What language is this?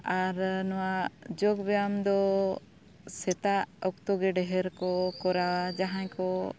Santali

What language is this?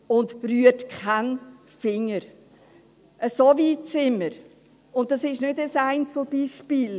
Swiss German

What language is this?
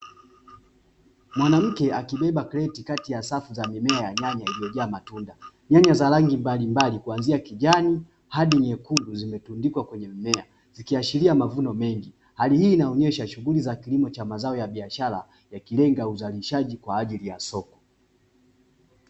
Swahili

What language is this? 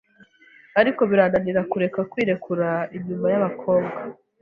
Kinyarwanda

